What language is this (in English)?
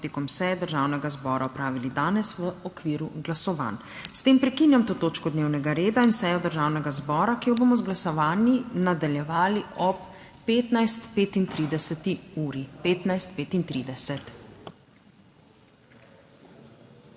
Slovenian